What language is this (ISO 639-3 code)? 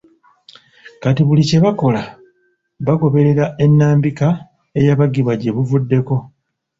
lug